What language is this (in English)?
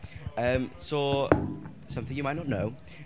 Welsh